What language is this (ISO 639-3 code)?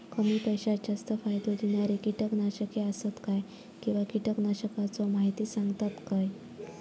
mar